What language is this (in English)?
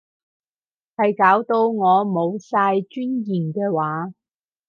Cantonese